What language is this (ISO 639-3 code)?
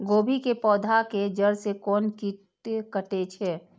mai